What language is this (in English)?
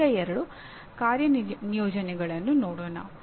Kannada